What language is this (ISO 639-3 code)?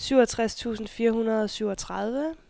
dan